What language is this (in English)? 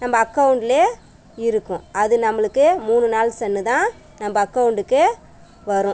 Tamil